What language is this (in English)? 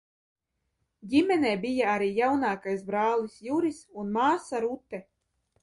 Latvian